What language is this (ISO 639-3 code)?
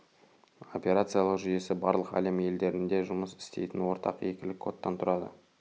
kaz